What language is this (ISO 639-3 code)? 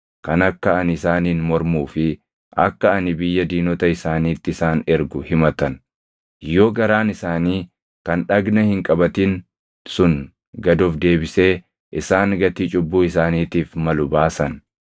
orm